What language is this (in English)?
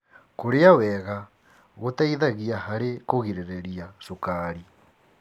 Kikuyu